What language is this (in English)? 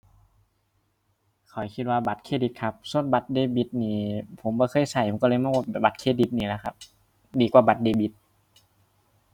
Thai